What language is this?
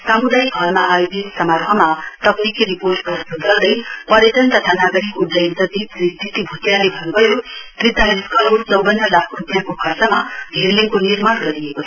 Nepali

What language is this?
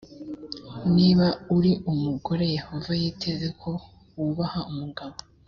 Kinyarwanda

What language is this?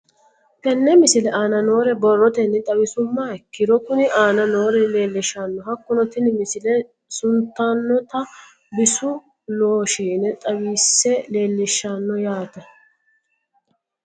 Sidamo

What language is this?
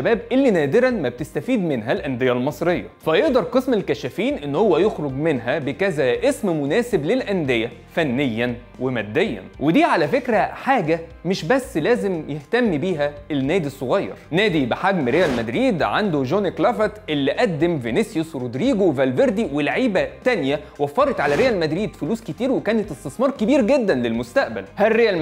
Arabic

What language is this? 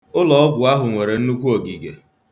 Igbo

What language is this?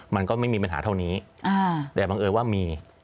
Thai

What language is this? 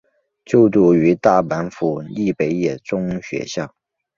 Chinese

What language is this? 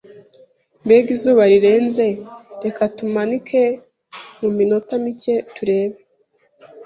Kinyarwanda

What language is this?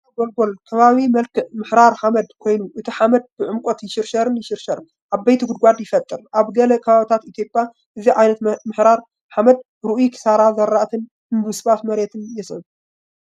Tigrinya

